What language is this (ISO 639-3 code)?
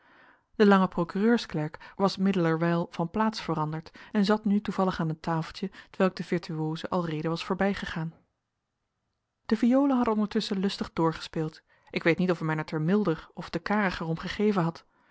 nld